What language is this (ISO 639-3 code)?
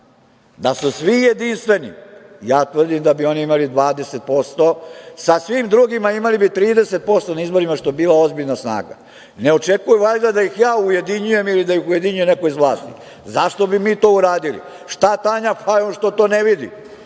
srp